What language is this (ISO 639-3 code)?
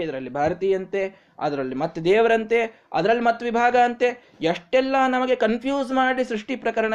kan